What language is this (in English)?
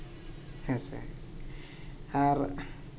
Santali